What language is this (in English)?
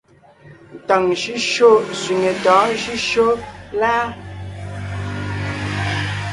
Ngiemboon